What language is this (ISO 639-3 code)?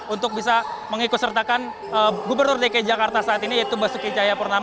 ind